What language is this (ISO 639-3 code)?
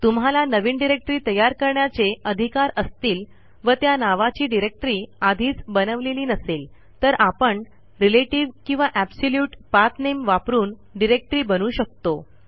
mar